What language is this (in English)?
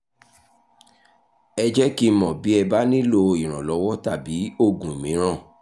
Yoruba